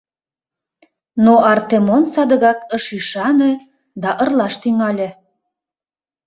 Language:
Mari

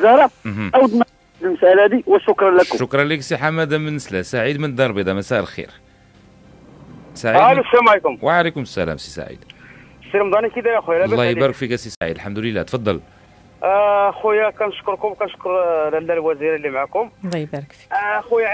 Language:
Arabic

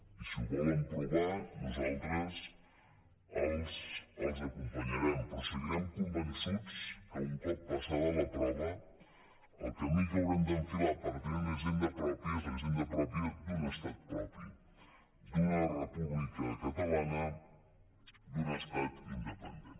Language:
Catalan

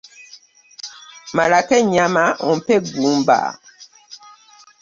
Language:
Ganda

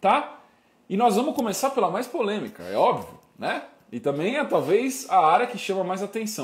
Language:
Portuguese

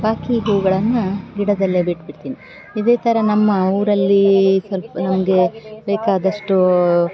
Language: Kannada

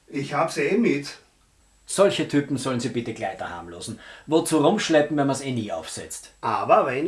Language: German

